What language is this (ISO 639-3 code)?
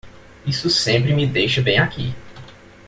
por